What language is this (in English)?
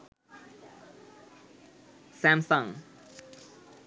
Bangla